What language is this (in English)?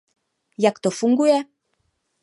Czech